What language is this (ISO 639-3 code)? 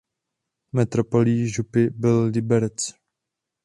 ces